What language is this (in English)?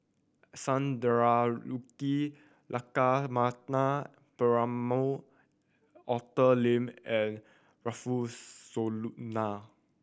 English